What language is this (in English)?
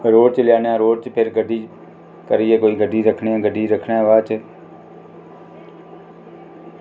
Dogri